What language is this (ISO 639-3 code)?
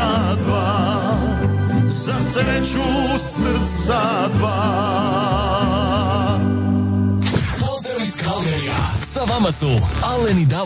hrv